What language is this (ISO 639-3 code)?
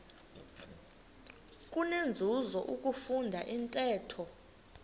xho